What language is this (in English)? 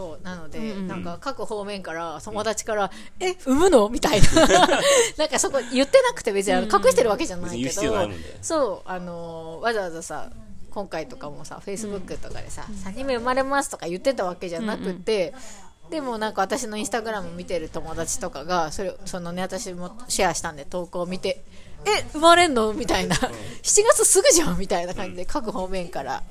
Japanese